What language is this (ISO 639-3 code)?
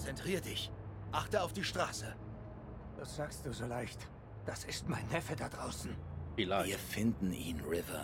deu